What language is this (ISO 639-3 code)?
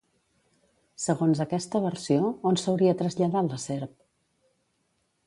cat